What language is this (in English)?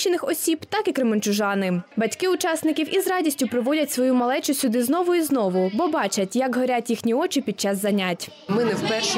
Ukrainian